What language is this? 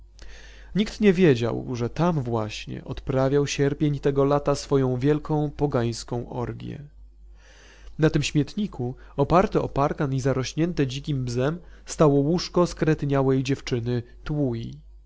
Polish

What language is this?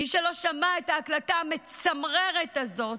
Hebrew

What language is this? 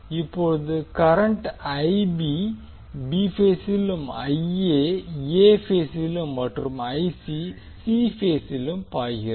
Tamil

